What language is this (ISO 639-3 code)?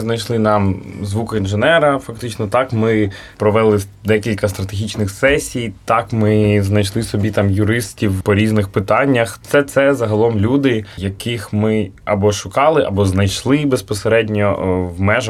ukr